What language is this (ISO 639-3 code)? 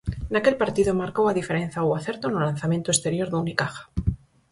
glg